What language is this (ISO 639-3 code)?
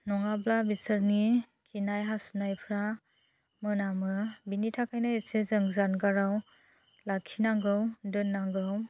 brx